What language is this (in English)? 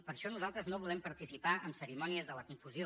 Catalan